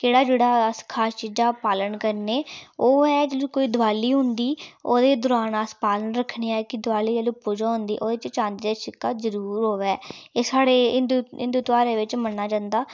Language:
Dogri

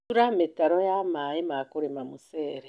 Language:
Kikuyu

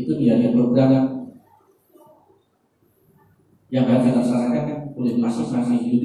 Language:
Indonesian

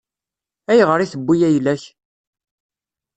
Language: Kabyle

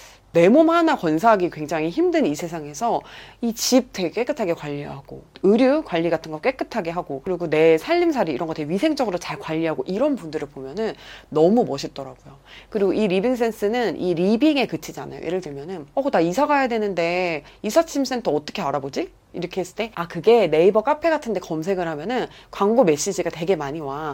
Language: Korean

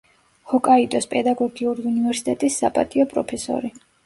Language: Georgian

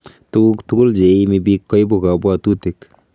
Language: Kalenjin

